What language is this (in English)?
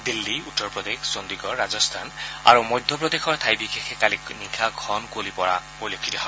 Assamese